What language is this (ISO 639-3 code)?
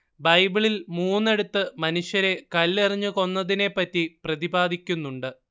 mal